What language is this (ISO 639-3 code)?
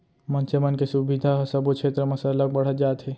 hne